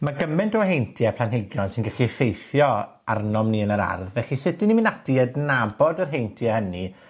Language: Welsh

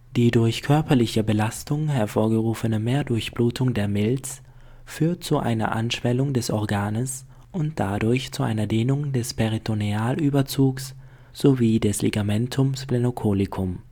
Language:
German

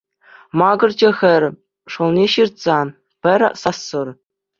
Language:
Chuvash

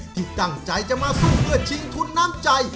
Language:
Thai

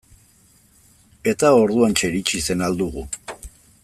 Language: Basque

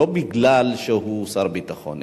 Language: Hebrew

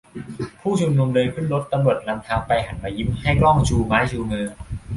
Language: Thai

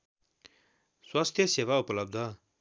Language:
Nepali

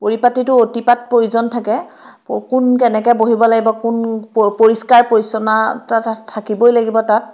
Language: Assamese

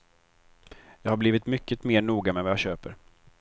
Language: Swedish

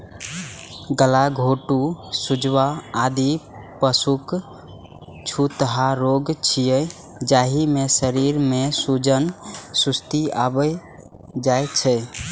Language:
Maithili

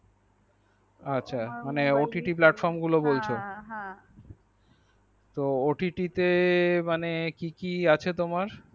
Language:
Bangla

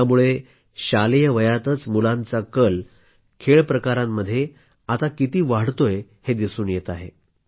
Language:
Marathi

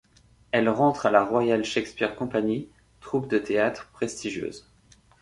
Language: French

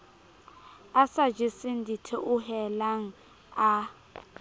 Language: Southern Sotho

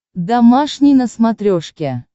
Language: Russian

